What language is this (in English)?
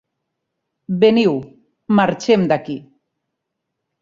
Catalan